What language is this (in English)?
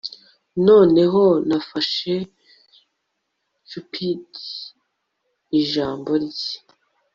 Kinyarwanda